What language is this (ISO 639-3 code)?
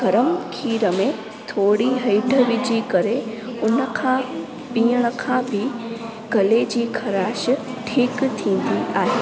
snd